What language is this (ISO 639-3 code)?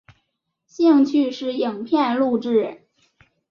zho